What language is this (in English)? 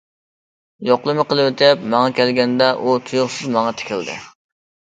Uyghur